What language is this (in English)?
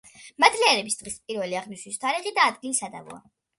Georgian